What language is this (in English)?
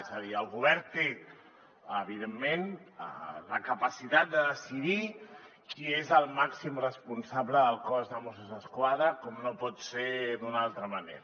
Catalan